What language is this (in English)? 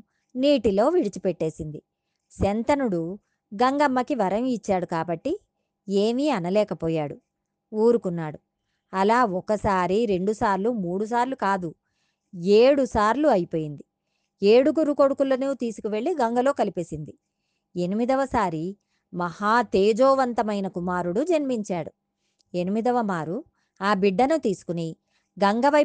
Telugu